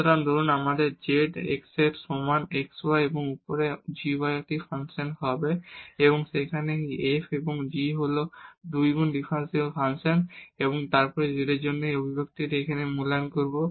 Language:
Bangla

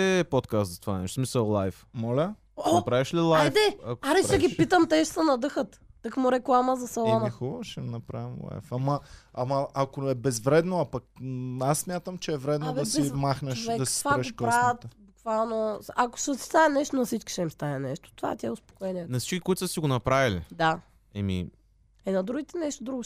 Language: Bulgarian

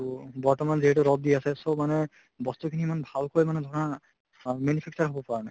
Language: Assamese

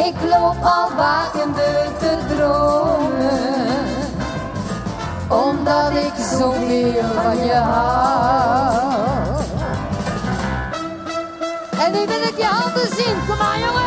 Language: Dutch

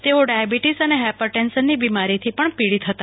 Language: Gujarati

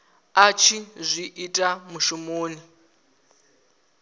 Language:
Venda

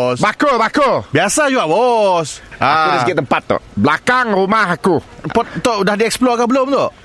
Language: Malay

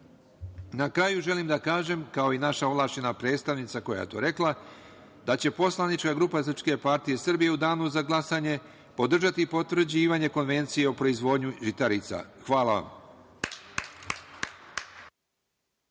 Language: Serbian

